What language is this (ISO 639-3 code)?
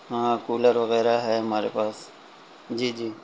urd